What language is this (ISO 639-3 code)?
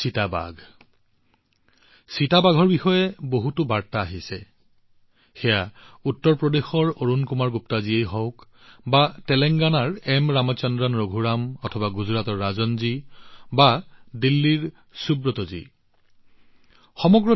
asm